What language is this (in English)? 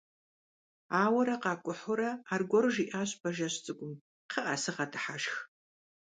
Kabardian